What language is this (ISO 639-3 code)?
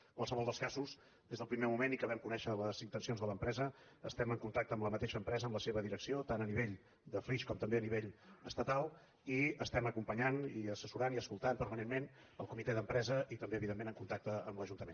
cat